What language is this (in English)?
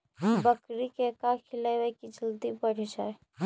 Magahi